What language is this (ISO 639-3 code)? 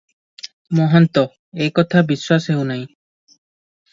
ori